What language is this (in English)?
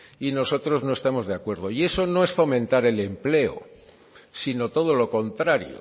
Spanish